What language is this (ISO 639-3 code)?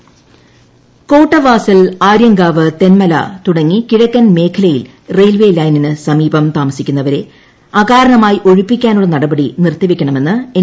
mal